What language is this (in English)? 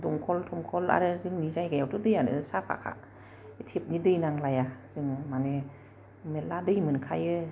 Bodo